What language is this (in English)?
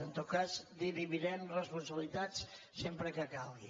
Catalan